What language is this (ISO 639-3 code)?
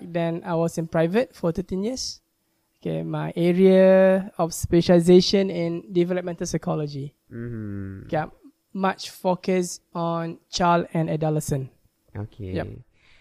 msa